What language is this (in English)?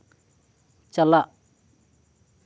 Santali